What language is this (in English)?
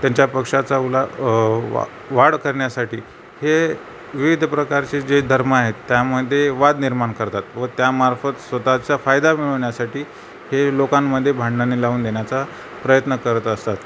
Marathi